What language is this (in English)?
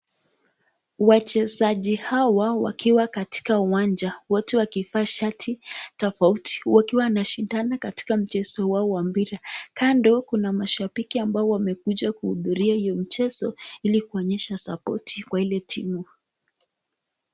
Swahili